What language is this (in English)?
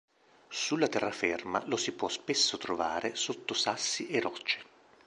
Italian